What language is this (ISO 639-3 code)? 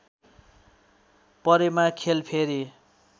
nep